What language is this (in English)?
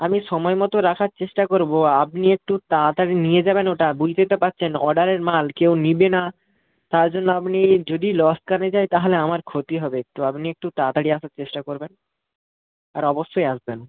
Bangla